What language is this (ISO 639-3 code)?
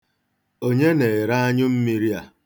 ibo